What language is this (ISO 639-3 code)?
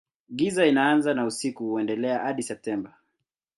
swa